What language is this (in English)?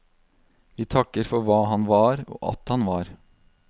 Norwegian